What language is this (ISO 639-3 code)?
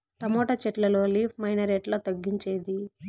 tel